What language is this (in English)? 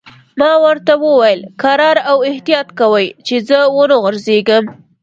Pashto